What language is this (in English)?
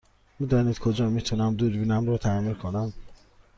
Persian